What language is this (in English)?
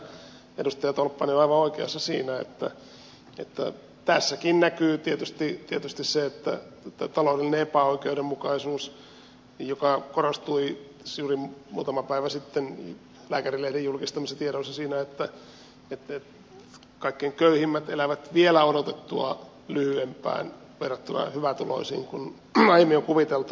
Finnish